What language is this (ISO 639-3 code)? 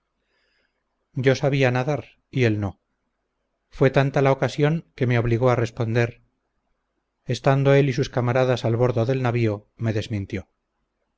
spa